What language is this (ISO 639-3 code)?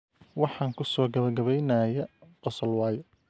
som